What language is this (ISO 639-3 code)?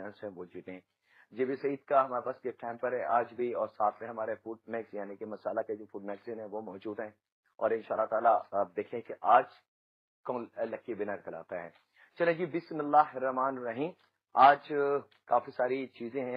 hin